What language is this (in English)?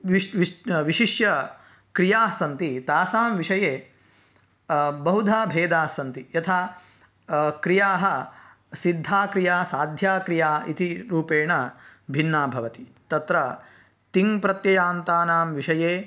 Sanskrit